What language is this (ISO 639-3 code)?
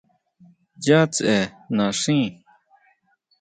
mau